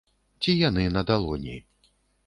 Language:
Belarusian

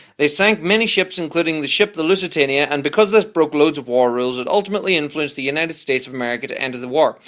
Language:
English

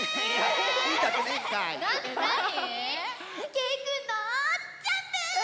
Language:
Japanese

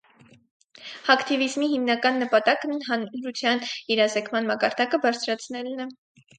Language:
Armenian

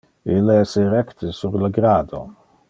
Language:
Interlingua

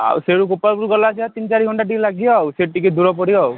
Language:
Odia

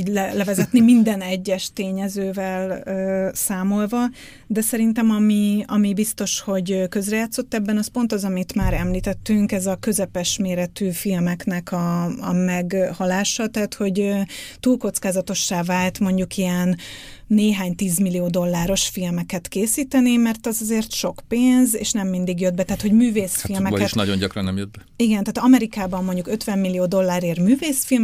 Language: Hungarian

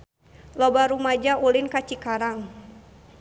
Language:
Sundanese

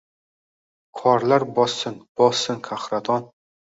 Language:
Uzbek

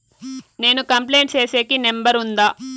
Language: Telugu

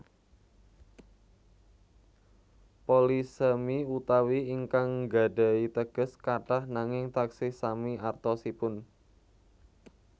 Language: Javanese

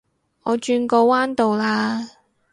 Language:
Cantonese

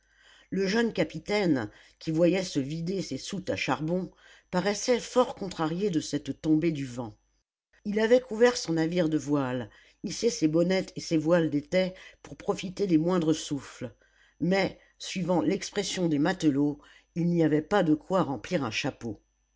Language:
French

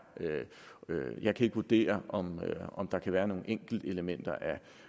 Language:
Danish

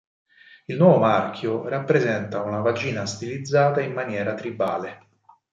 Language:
Italian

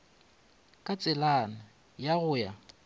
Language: Northern Sotho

